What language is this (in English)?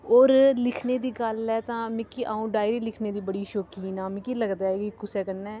Dogri